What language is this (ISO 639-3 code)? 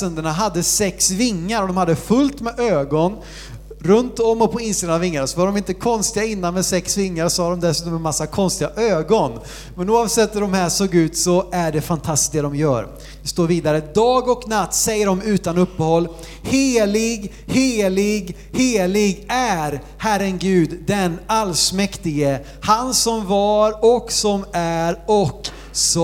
swe